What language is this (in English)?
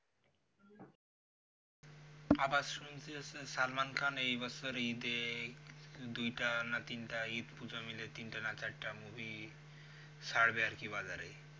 Bangla